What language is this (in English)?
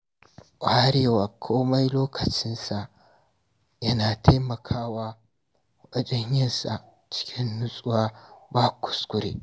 Hausa